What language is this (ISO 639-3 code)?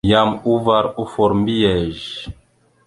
mxu